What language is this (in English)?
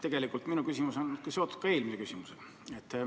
Estonian